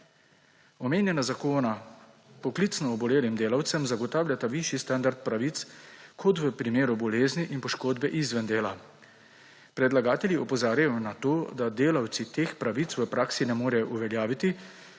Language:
Slovenian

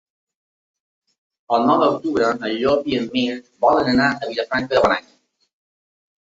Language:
Catalan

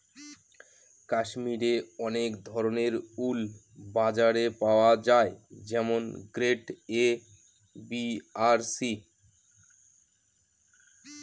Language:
Bangla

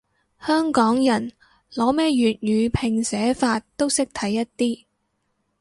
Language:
Cantonese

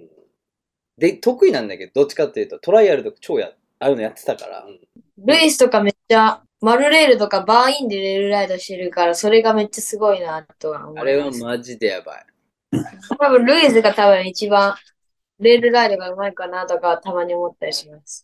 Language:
Japanese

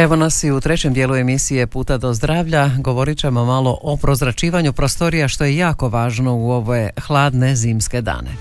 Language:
Croatian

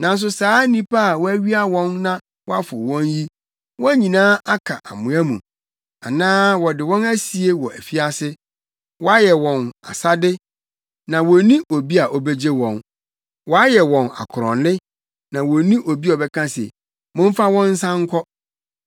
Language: Akan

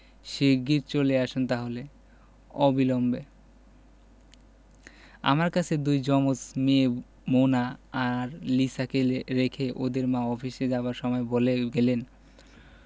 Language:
Bangla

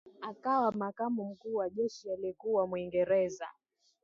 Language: Swahili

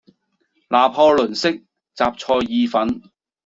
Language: Cantonese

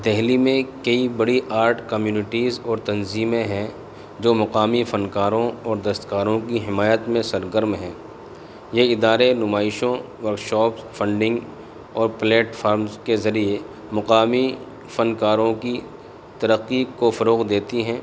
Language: Urdu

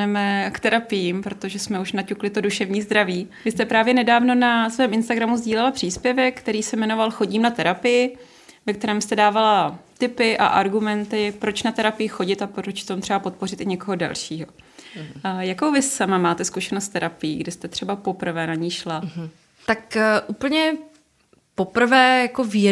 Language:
Czech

